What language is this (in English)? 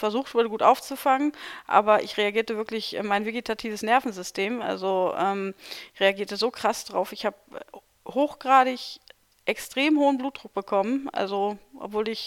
German